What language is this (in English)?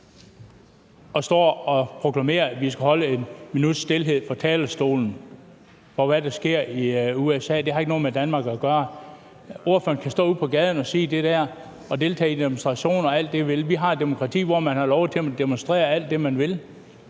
Danish